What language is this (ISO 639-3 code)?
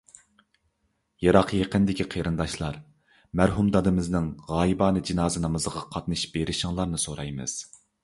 uig